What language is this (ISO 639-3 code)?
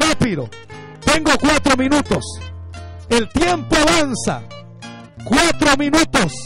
spa